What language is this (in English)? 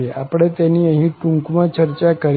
Gujarati